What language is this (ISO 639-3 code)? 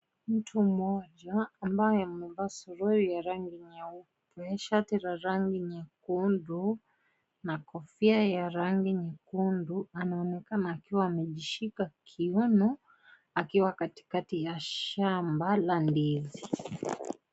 swa